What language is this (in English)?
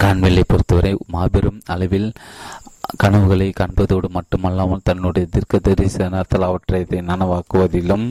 Tamil